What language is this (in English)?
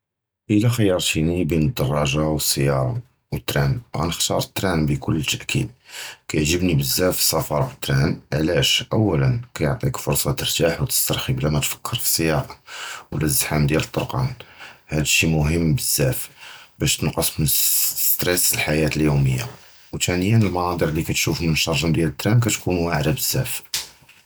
Judeo-Arabic